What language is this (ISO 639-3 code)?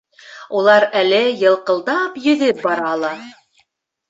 bak